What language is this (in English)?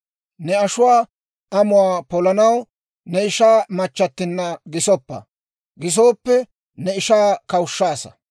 Dawro